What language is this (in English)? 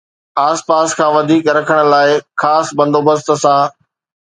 Sindhi